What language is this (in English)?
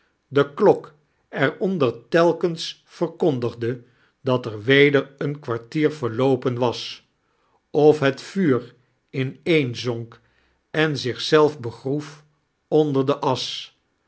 Dutch